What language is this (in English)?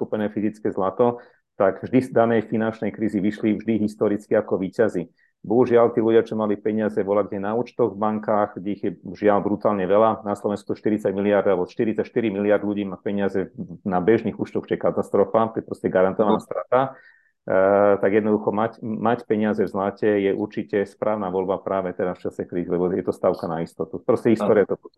Slovak